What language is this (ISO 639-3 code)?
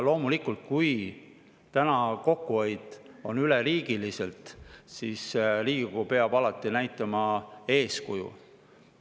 est